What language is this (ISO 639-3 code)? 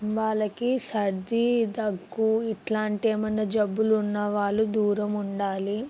tel